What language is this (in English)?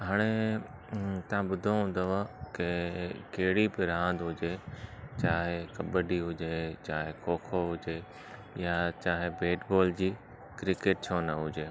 Sindhi